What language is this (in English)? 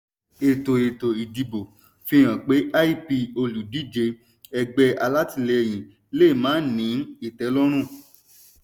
Yoruba